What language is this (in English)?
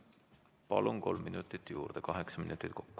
Estonian